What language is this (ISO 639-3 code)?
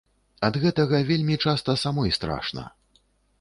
bel